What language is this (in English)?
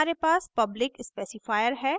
Hindi